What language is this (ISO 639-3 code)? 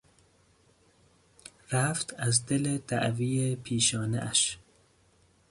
fas